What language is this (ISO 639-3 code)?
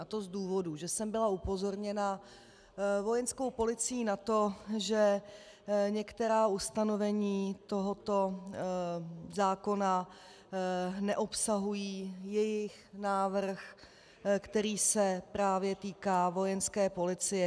ces